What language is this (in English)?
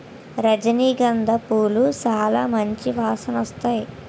Telugu